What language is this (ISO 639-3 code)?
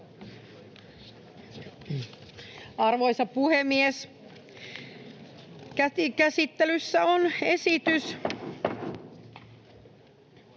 fin